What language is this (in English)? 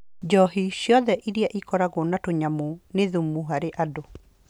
Kikuyu